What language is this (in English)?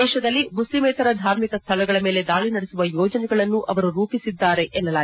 Kannada